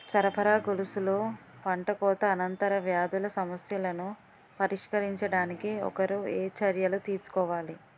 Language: Telugu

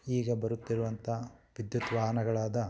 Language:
Kannada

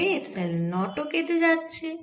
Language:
Bangla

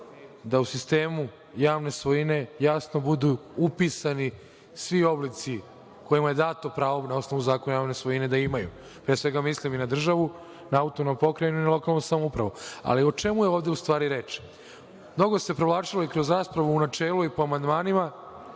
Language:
Serbian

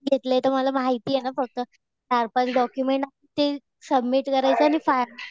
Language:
Marathi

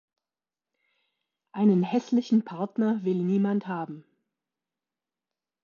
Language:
German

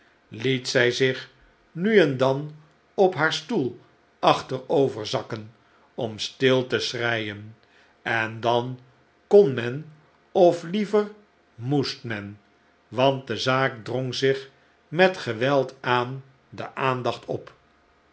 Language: Dutch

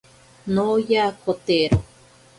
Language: Ashéninka Perené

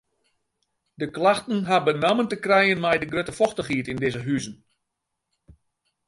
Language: Western Frisian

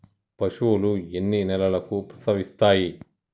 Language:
Telugu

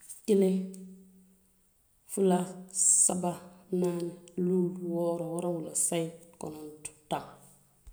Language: Western Maninkakan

